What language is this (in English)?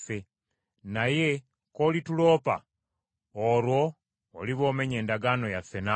Ganda